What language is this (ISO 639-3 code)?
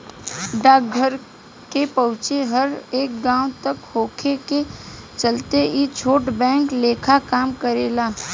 bho